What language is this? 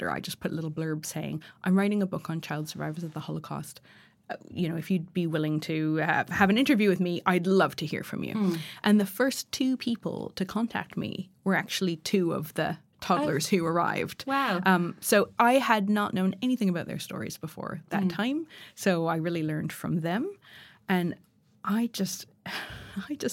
English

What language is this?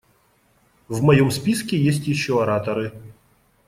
Russian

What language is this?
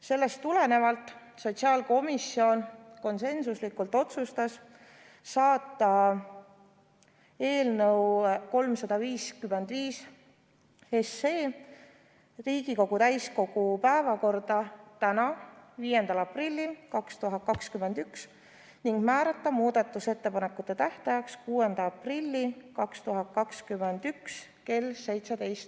Estonian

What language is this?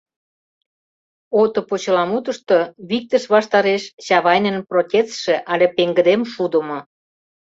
Mari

